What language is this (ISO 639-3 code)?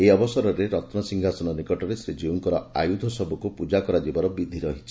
ori